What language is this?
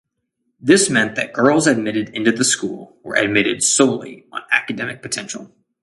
English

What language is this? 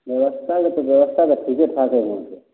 Maithili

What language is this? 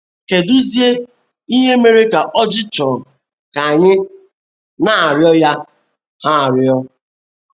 Igbo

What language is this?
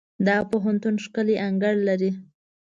Pashto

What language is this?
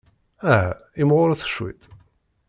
Kabyle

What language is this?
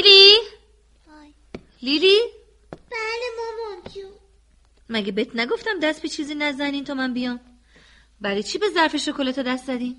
Persian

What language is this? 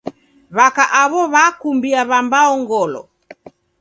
Taita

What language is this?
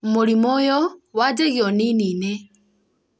Kikuyu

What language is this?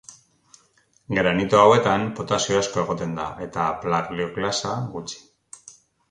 Basque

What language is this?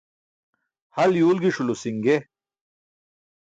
Burushaski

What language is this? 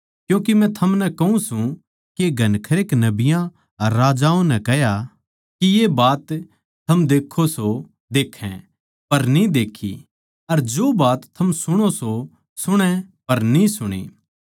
Haryanvi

